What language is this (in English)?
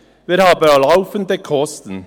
Swiss German